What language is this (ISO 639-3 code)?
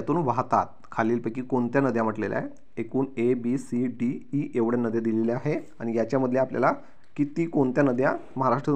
mar